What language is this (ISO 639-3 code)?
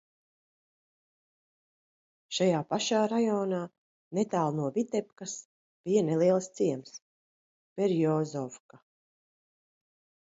lav